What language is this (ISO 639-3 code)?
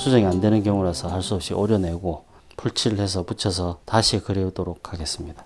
kor